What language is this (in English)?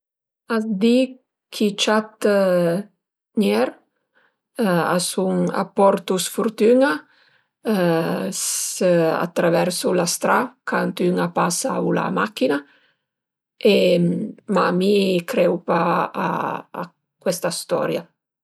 Piedmontese